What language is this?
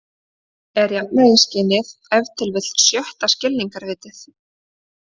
Icelandic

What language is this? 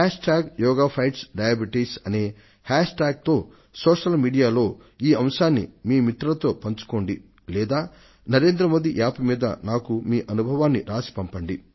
Telugu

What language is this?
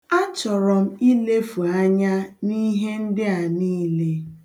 Igbo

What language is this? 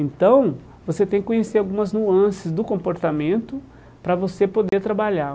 Portuguese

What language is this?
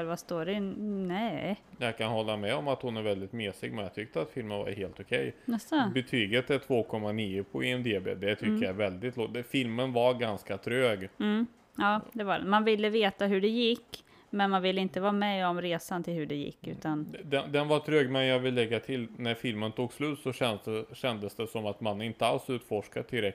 Swedish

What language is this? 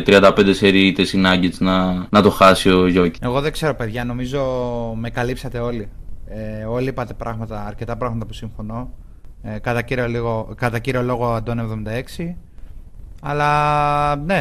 Greek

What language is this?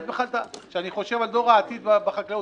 Hebrew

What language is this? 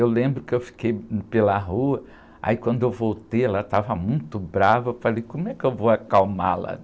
Portuguese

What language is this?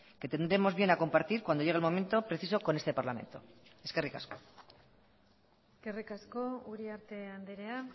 Spanish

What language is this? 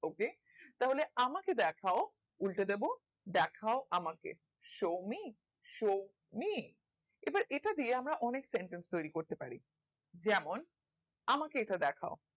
Bangla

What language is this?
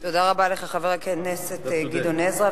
Hebrew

